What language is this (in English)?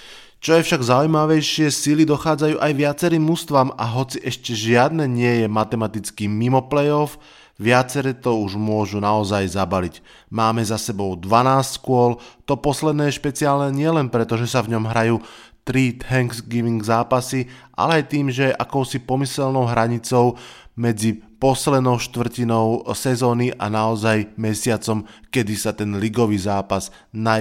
Slovak